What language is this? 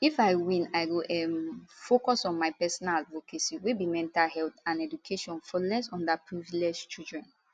Nigerian Pidgin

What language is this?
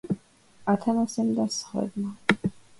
Georgian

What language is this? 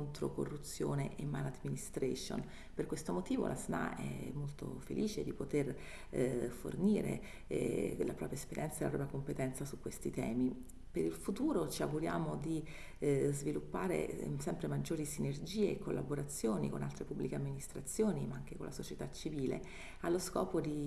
Italian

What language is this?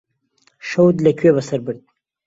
Central Kurdish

